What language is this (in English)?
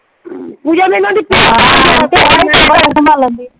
Punjabi